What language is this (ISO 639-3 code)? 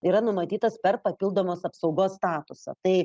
lit